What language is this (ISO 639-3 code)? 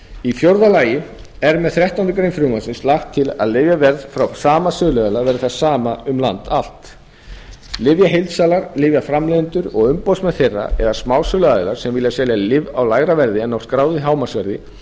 isl